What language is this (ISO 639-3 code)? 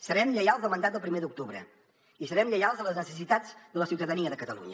cat